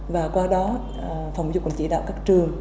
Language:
Vietnamese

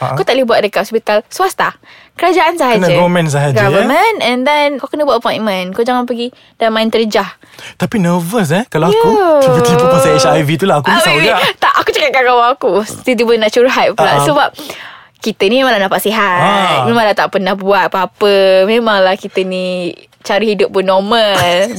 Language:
Malay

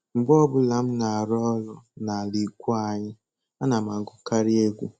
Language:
Igbo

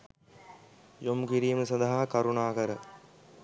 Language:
Sinhala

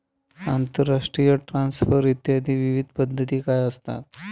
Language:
Marathi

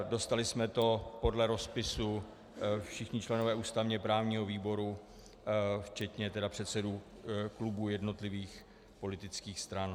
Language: Czech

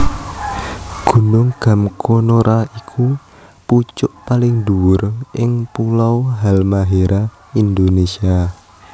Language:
Javanese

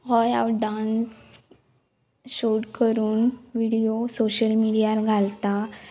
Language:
Konkani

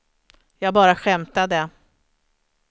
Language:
Swedish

